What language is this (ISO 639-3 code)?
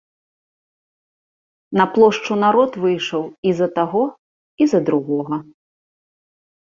bel